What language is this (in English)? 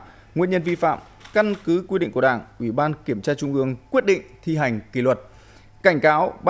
Vietnamese